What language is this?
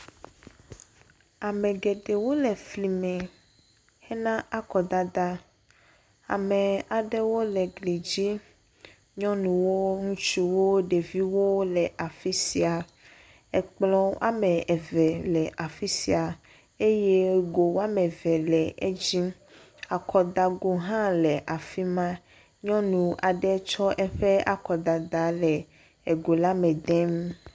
Ewe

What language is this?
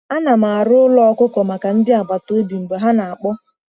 Igbo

